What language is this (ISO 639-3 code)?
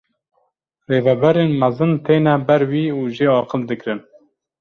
kur